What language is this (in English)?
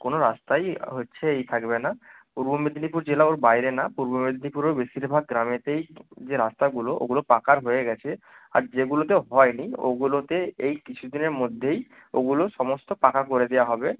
Bangla